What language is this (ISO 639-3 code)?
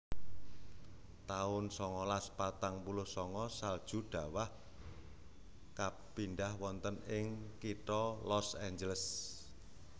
jav